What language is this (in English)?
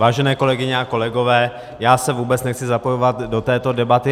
Czech